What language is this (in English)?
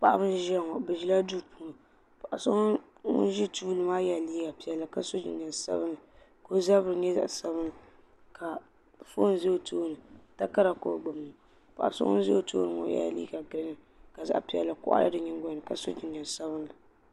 Dagbani